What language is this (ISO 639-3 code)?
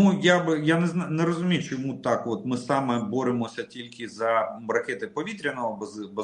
rus